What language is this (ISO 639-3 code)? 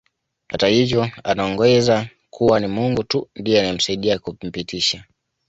swa